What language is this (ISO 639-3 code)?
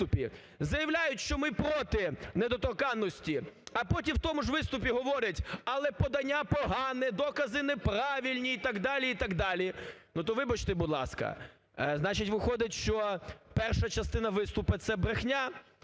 ukr